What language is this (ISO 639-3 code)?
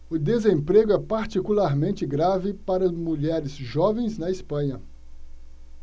por